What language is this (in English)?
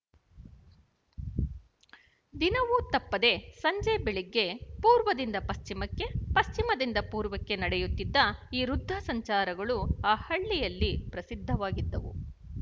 Kannada